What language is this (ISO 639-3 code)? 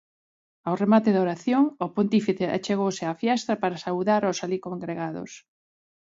glg